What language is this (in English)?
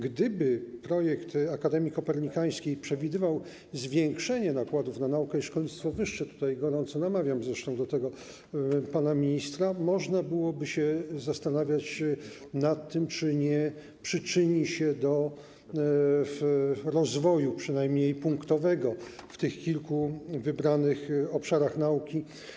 Polish